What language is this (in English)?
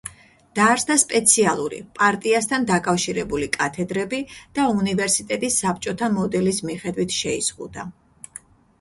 Georgian